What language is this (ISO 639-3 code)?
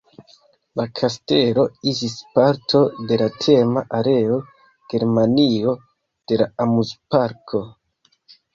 epo